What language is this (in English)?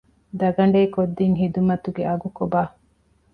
Divehi